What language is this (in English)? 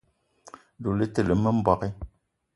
Eton (Cameroon)